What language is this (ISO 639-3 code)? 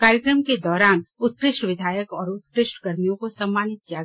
hin